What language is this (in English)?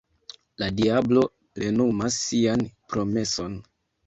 Esperanto